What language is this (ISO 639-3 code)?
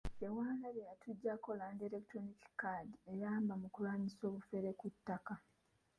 lug